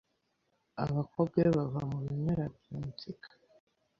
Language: Kinyarwanda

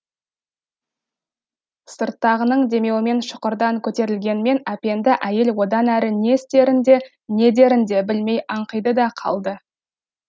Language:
Kazakh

